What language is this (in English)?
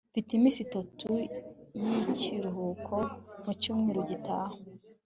Kinyarwanda